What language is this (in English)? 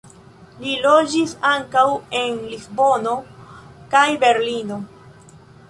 Esperanto